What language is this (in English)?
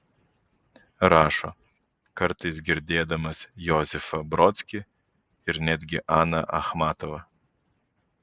Lithuanian